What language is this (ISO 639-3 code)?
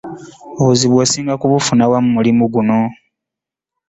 lug